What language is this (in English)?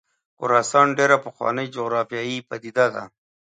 Pashto